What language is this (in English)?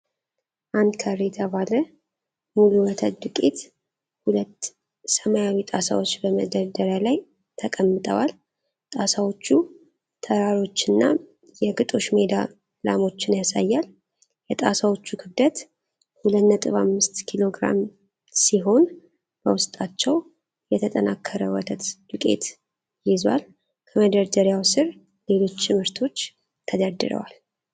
Amharic